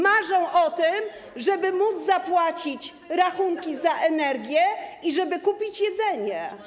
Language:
Polish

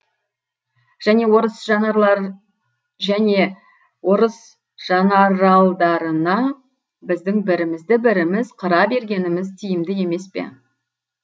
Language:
Kazakh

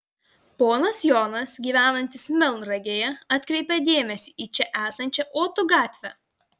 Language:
Lithuanian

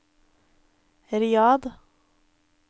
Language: Norwegian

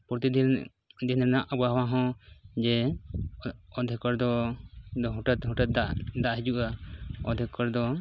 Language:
Santali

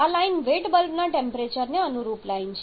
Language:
Gujarati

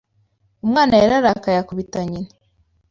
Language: Kinyarwanda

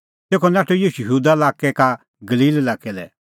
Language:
Kullu Pahari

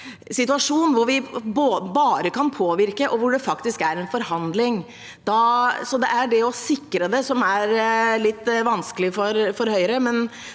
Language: Norwegian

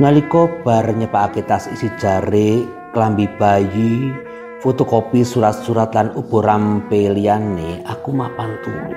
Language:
Indonesian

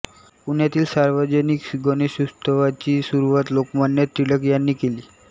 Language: Marathi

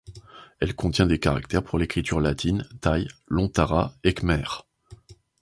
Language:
French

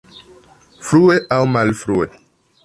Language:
Esperanto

